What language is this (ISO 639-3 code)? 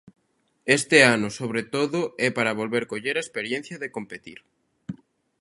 glg